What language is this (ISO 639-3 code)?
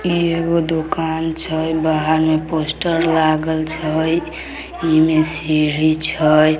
mag